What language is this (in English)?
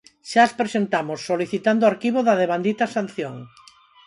Galician